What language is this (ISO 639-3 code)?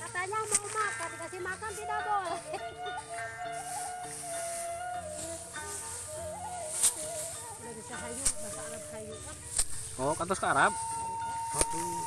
ind